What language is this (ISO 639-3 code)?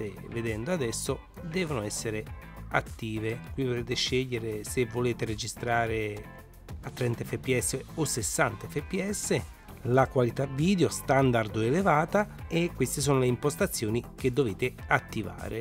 ita